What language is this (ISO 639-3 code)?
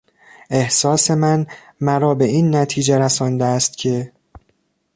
fas